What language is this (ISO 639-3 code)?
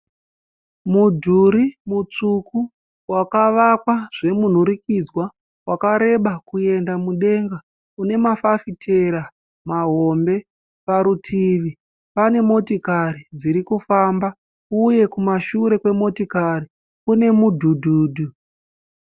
sna